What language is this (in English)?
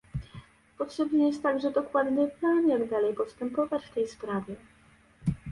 Polish